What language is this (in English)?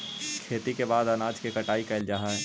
Magahi